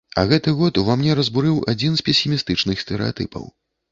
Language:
Belarusian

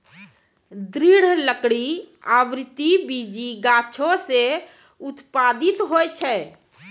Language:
Maithili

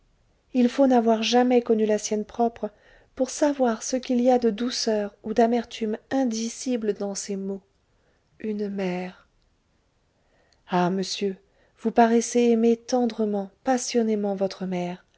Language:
French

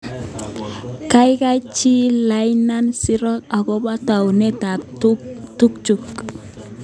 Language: Kalenjin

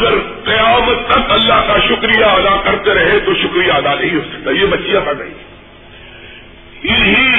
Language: Urdu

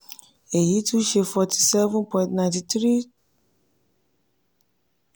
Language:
Yoruba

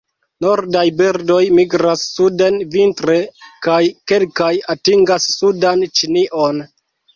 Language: Esperanto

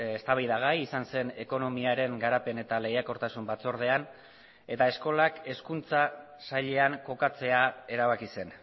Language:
Basque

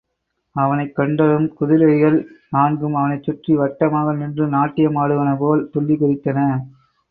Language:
Tamil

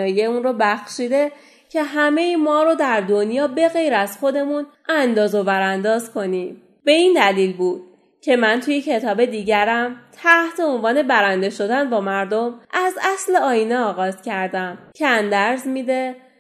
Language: Persian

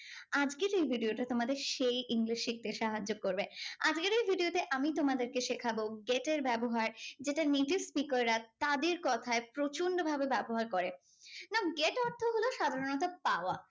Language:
Bangla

